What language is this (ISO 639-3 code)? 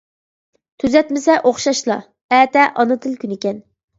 uig